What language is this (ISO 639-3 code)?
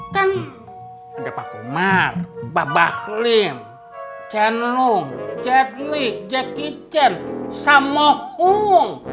ind